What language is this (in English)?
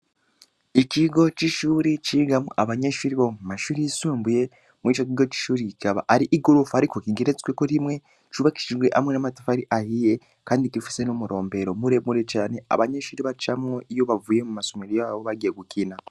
Rundi